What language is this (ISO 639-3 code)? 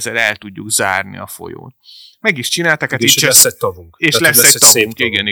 hun